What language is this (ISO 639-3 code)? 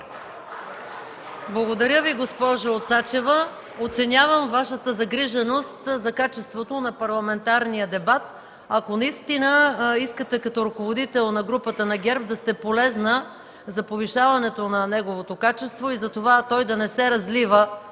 bul